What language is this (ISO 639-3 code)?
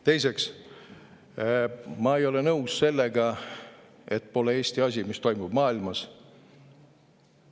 est